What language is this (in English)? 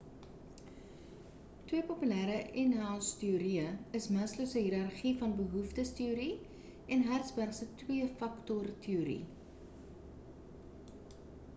Afrikaans